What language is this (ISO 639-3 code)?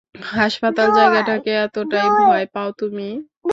ben